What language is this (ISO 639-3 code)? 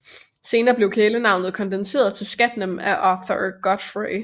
dan